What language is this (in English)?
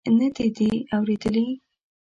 Pashto